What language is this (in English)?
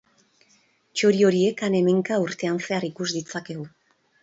Basque